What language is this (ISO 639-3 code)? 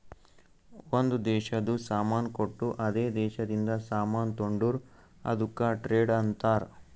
kan